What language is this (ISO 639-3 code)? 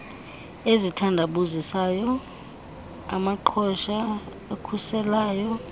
xho